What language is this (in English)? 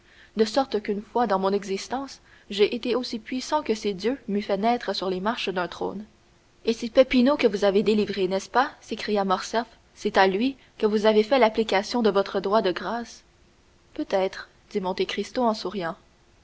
French